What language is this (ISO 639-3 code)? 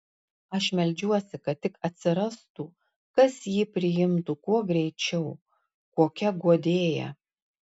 lit